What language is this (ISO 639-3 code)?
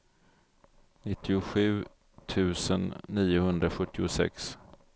swe